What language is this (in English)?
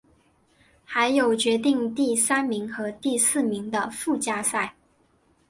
Chinese